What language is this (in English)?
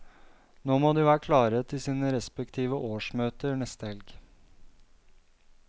Norwegian